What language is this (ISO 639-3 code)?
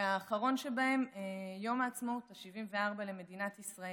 heb